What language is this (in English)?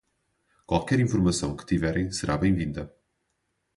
Portuguese